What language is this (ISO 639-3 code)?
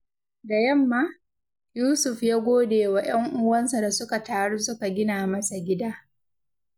hau